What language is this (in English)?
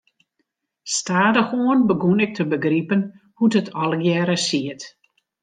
Western Frisian